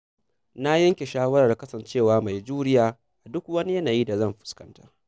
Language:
Hausa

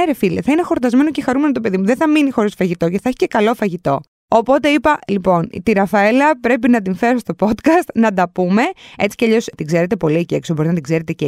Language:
Greek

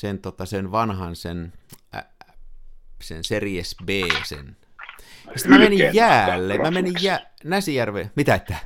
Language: Finnish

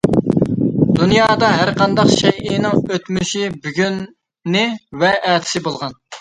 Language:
Uyghur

